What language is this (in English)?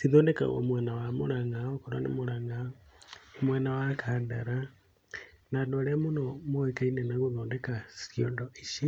Kikuyu